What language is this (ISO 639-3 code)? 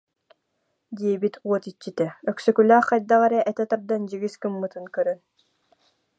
sah